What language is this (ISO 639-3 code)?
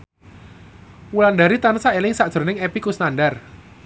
jav